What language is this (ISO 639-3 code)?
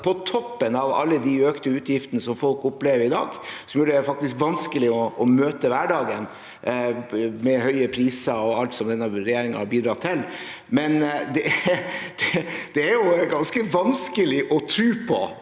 nor